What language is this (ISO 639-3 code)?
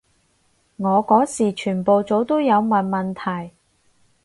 yue